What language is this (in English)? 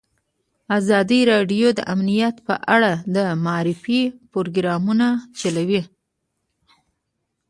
Pashto